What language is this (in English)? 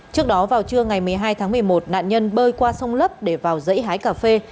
Vietnamese